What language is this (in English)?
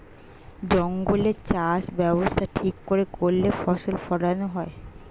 Bangla